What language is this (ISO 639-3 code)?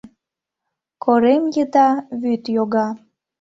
chm